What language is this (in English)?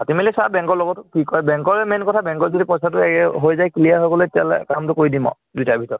Assamese